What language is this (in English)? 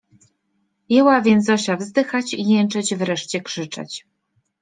Polish